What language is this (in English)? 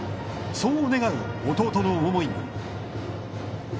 Japanese